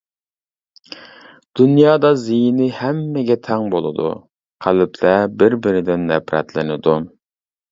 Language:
Uyghur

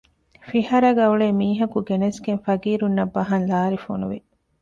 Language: Divehi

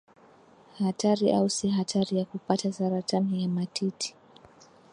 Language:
Swahili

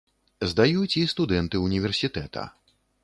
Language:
Belarusian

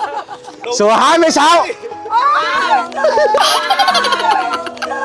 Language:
Vietnamese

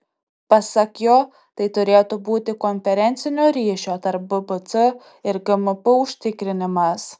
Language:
Lithuanian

